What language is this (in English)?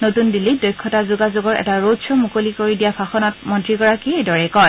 Assamese